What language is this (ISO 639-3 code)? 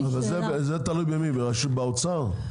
heb